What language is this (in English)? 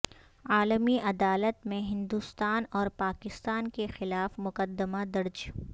Urdu